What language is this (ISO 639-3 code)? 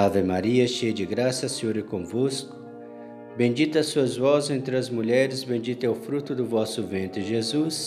por